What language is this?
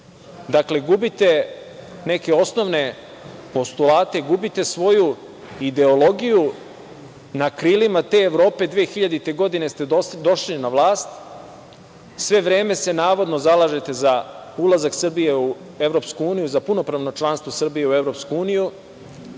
Serbian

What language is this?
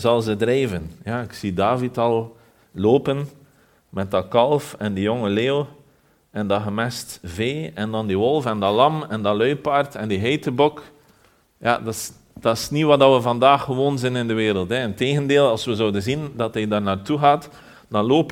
Dutch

